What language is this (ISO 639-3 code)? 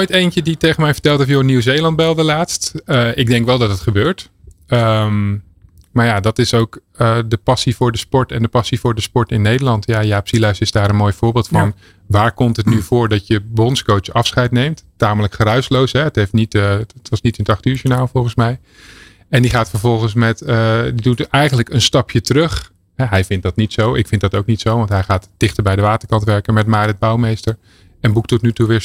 nld